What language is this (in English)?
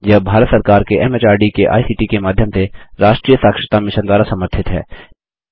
Hindi